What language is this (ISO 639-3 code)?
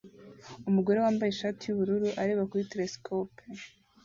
kin